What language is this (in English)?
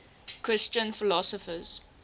English